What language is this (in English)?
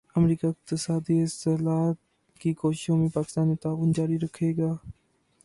Urdu